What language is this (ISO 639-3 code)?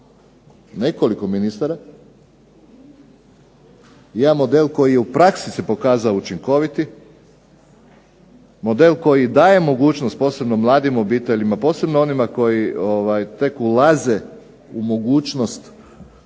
hrv